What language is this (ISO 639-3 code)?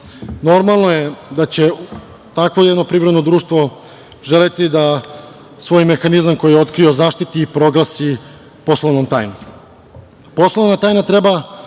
srp